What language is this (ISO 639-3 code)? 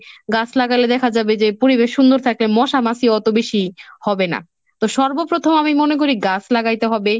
ben